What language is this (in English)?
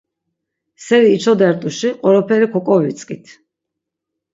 Laz